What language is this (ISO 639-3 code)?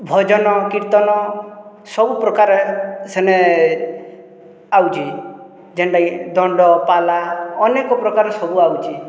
ori